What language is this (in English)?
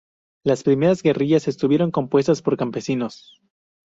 Spanish